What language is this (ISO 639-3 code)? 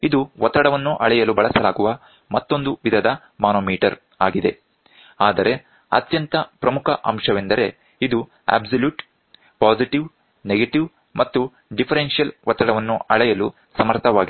kan